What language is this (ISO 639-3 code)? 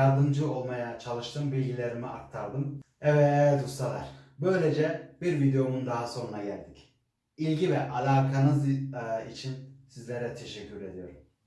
tur